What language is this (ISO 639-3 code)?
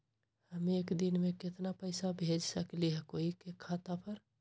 mag